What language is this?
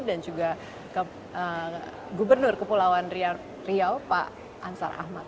Indonesian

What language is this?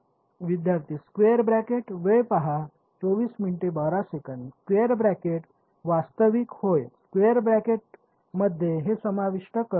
Marathi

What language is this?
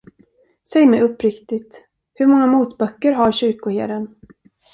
Swedish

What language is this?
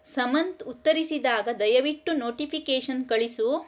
Kannada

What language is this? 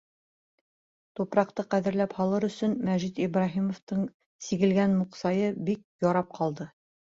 Bashkir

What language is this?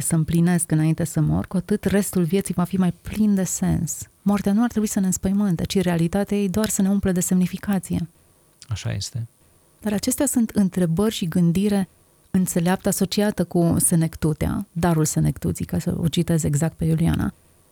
Romanian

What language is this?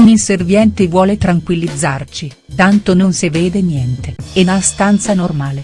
Italian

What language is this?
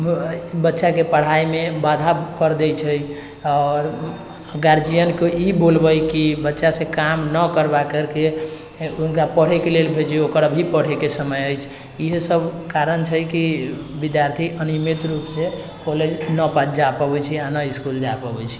Maithili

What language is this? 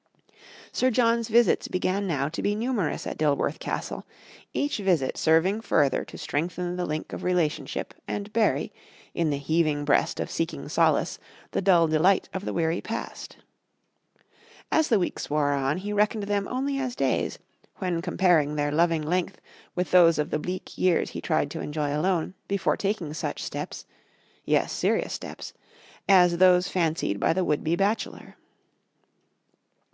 English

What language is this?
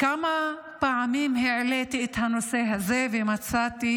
Hebrew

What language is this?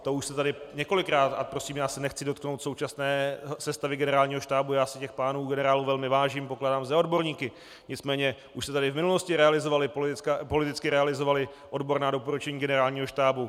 Czech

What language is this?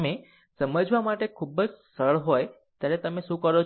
Gujarati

